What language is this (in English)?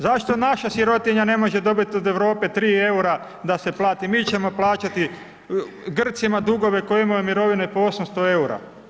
Croatian